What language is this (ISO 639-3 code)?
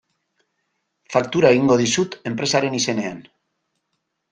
eus